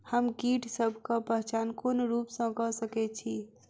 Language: Maithili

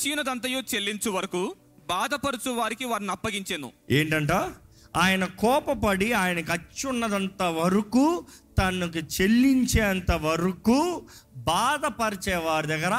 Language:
Telugu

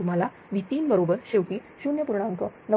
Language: Marathi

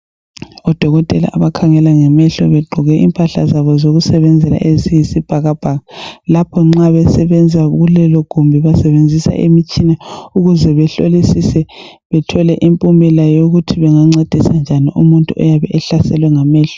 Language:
North Ndebele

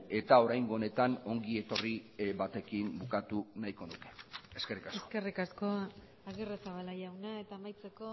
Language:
Basque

